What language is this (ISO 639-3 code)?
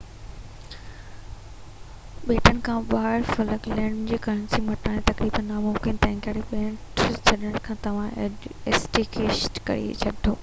snd